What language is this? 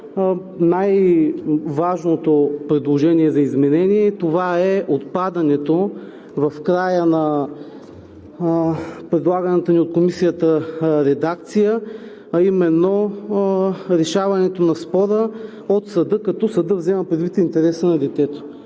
Bulgarian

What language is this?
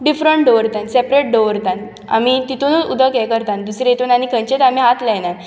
Konkani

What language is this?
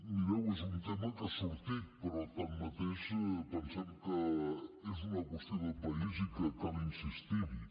Catalan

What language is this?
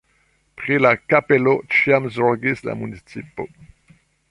Esperanto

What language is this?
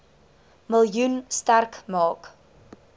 Afrikaans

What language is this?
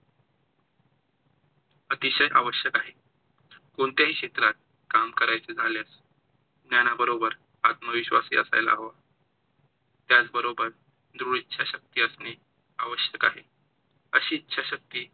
Marathi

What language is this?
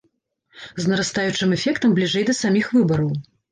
Belarusian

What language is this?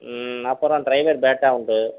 Tamil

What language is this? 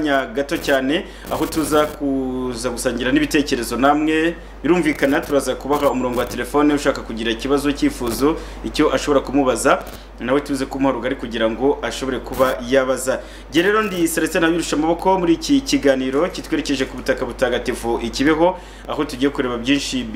French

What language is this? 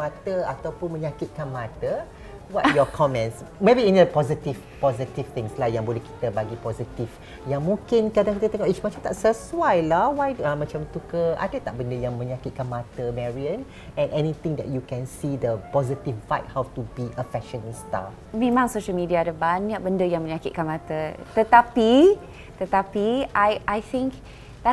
Malay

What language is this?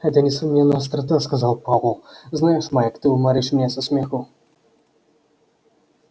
Russian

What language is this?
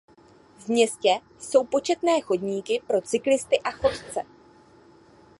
Czech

